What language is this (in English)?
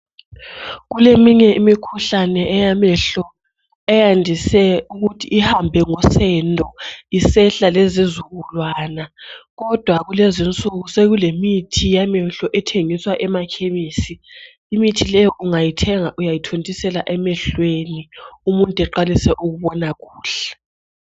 North Ndebele